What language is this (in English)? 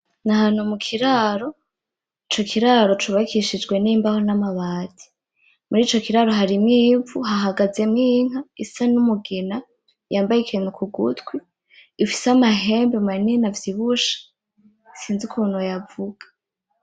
Rundi